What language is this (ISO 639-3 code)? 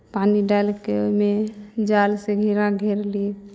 mai